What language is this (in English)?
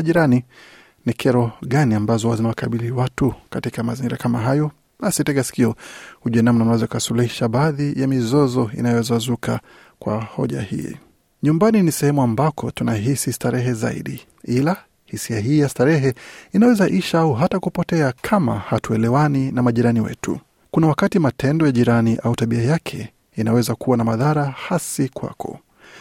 Swahili